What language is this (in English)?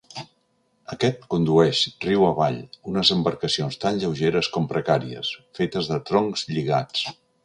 Catalan